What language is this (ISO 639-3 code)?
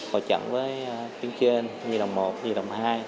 vie